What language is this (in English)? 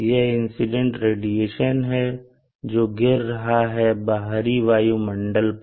Hindi